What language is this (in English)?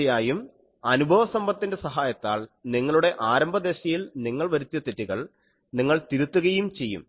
Malayalam